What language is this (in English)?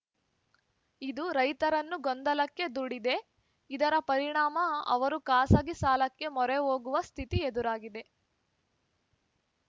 Kannada